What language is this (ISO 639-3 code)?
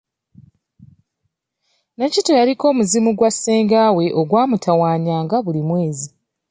lug